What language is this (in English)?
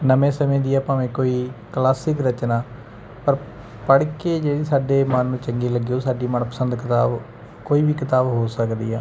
Punjabi